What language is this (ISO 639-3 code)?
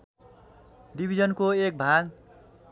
nep